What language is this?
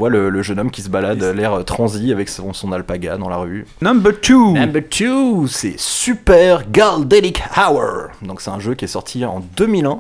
French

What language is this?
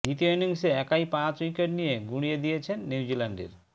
Bangla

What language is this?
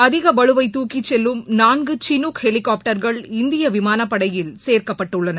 Tamil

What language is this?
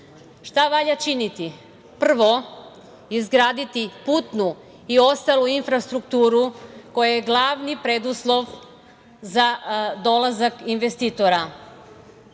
Serbian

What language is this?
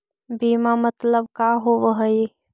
Magahi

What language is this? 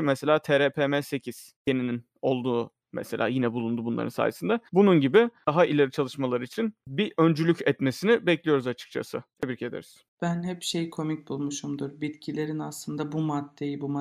Turkish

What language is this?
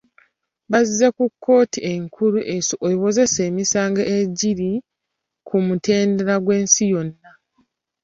Ganda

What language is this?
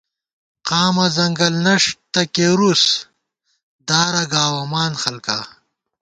Gawar-Bati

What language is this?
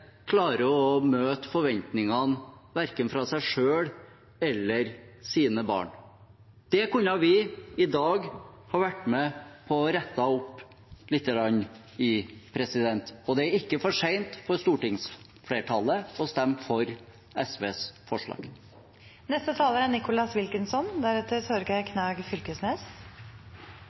Norwegian Bokmål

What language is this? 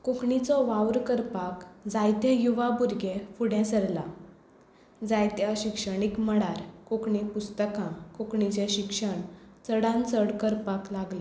Konkani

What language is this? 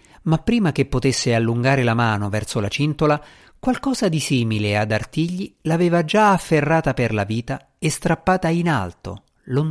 Italian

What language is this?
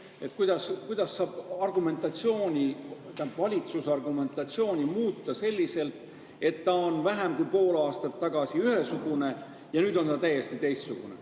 Estonian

